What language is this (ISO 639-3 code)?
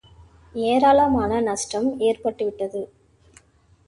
tam